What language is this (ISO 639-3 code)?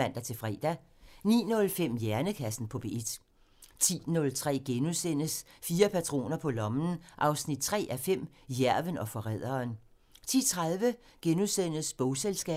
dan